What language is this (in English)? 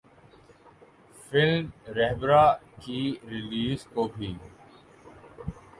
Urdu